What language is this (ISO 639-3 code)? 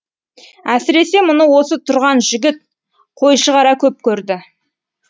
kaz